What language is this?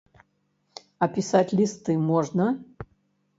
Belarusian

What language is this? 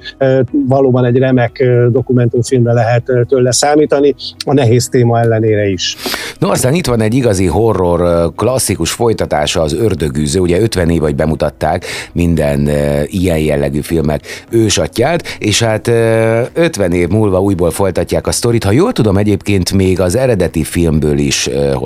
Hungarian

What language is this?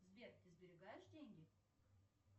Russian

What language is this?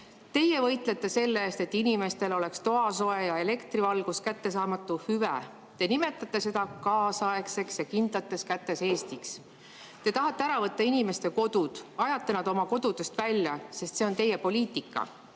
Estonian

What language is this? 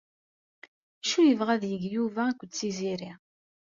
Kabyle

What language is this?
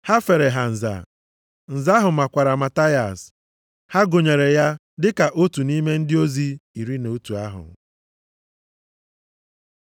Igbo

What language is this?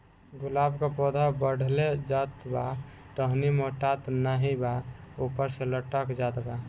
Bhojpuri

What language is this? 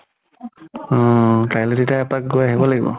Assamese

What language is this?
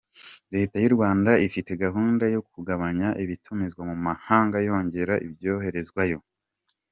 Kinyarwanda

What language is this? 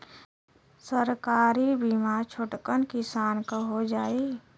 Bhojpuri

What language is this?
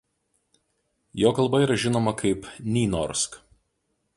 Lithuanian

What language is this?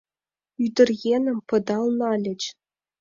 Mari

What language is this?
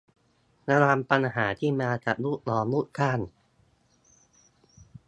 Thai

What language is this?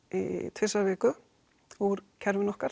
Icelandic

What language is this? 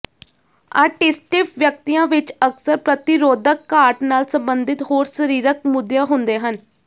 Punjabi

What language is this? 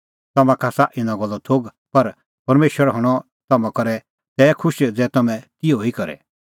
Kullu Pahari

